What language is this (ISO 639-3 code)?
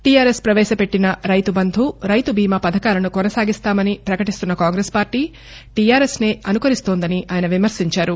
tel